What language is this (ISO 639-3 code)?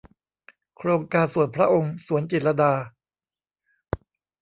tha